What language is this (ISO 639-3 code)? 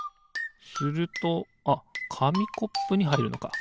jpn